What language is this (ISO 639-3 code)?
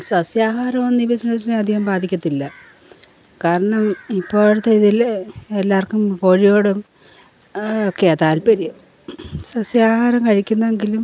mal